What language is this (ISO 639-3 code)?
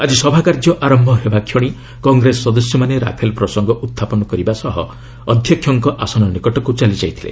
ori